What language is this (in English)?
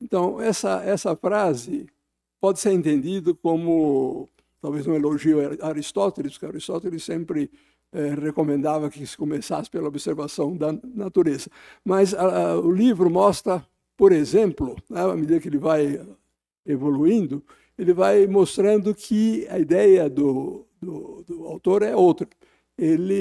Portuguese